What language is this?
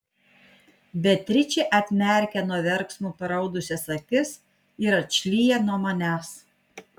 Lithuanian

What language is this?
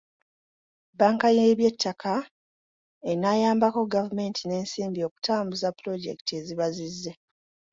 Ganda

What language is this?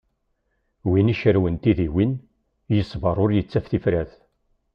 Kabyle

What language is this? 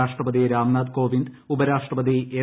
Malayalam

